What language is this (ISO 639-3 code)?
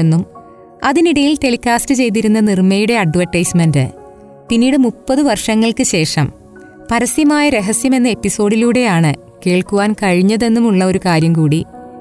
mal